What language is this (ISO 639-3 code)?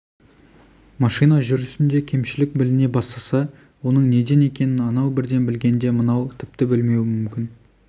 kaz